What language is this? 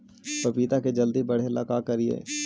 Magahi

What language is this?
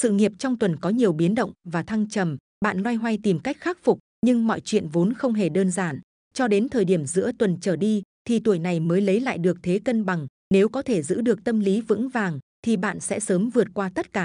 Vietnamese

